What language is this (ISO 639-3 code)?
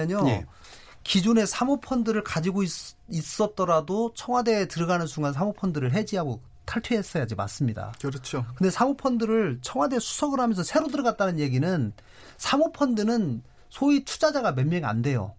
kor